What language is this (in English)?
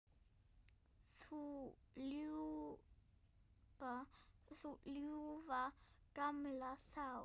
Icelandic